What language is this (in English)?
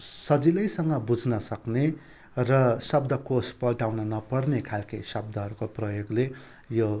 Nepali